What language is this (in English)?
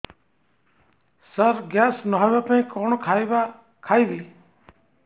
Odia